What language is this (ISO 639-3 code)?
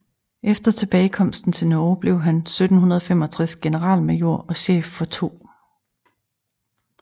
dan